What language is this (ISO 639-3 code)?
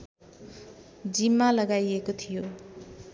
nep